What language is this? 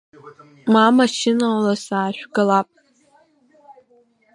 Abkhazian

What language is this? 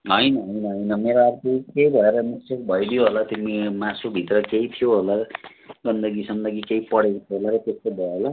Nepali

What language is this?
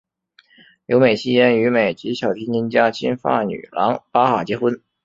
Chinese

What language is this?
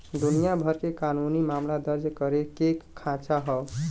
Bhojpuri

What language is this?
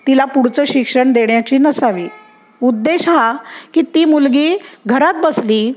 Marathi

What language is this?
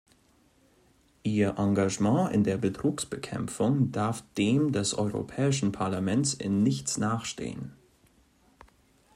German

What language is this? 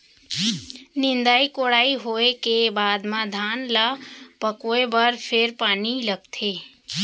Chhattisgarhi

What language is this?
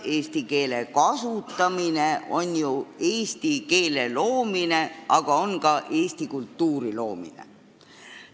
Estonian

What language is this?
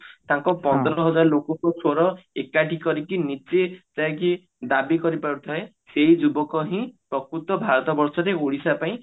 Odia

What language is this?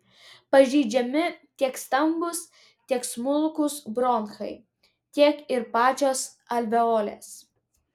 Lithuanian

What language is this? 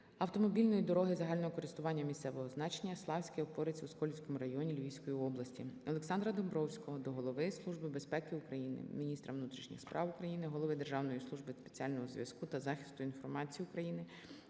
Ukrainian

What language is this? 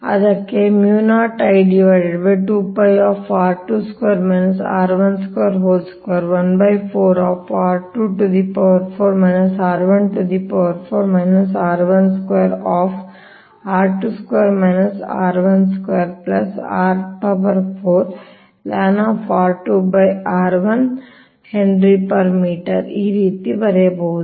Kannada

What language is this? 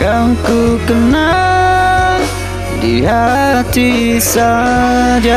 Indonesian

